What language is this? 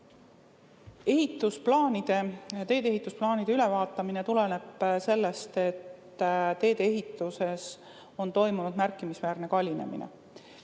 Estonian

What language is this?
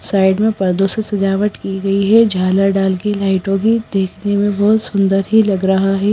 Hindi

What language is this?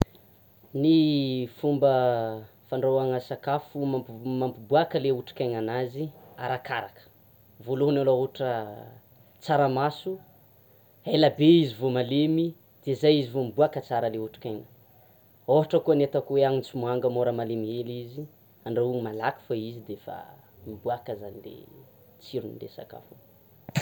Tsimihety Malagasy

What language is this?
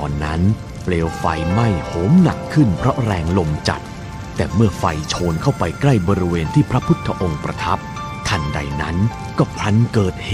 Thai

